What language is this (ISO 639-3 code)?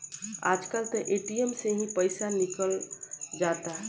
bho